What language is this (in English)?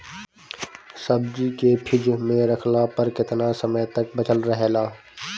Bhojpuri